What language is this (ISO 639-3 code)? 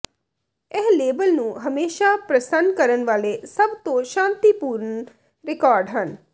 pan